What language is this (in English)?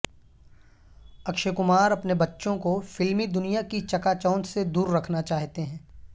Urdu